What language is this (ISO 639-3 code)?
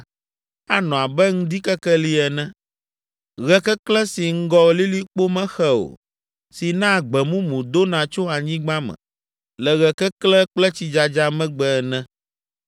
ewe